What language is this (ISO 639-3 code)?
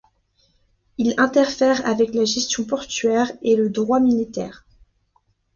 fra